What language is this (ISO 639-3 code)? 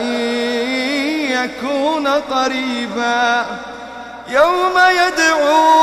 ara